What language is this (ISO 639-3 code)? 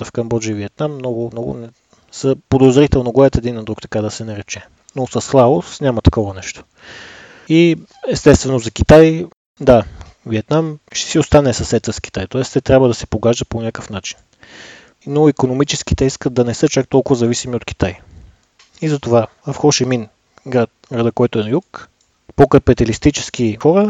bul